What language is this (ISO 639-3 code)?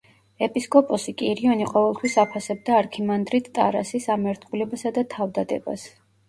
kat